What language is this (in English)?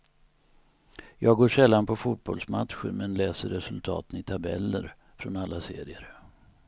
Swedish